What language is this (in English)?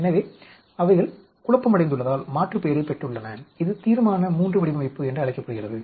Tamil